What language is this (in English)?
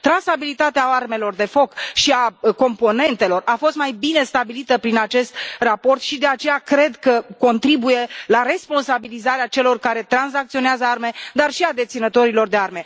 Romanian